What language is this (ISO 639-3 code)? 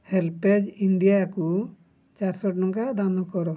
ori